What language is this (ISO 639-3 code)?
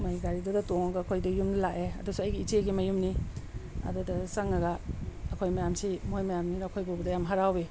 mni